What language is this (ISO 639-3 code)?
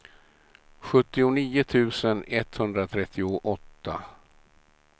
swe